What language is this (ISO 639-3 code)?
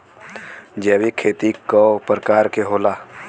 bho